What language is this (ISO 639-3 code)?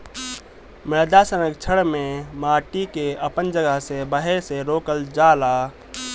bho